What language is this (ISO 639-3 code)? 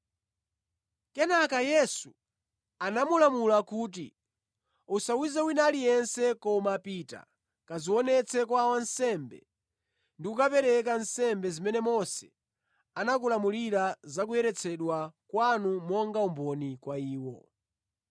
nya